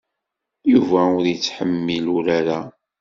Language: Kabyle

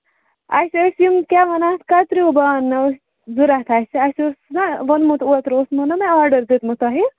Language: Kashmiri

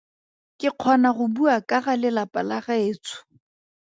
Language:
Tswana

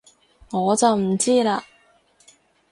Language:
Cantonese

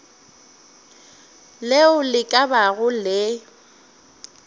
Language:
Northern Sotho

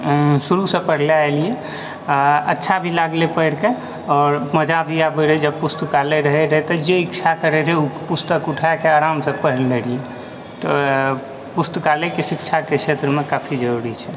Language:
Maithili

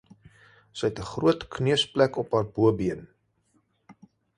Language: Afrikaans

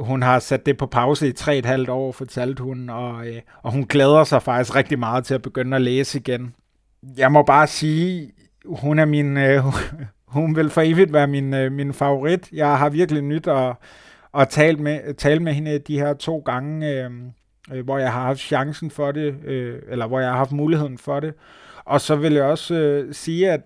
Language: Danish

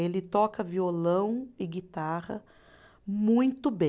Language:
Portuguese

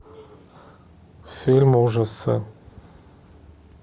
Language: Russian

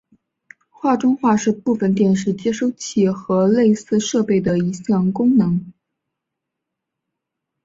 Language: Chinese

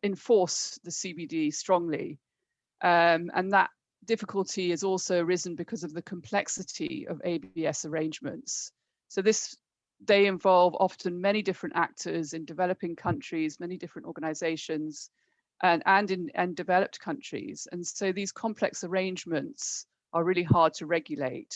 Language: English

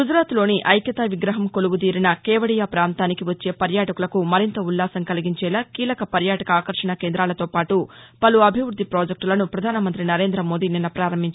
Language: Telugu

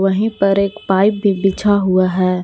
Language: Hindi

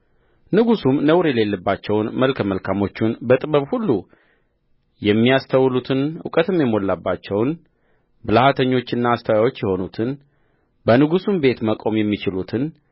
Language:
Amharic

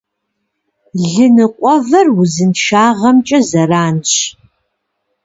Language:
Kabardian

